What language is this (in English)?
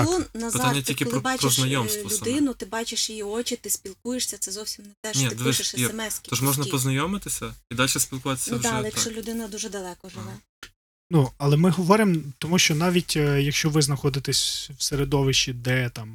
Ukrainian